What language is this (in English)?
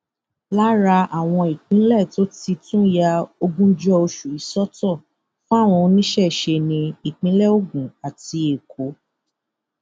Yoruba